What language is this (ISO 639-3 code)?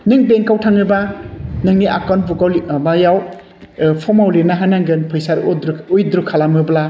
brx